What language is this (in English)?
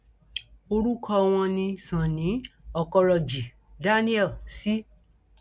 Yoruba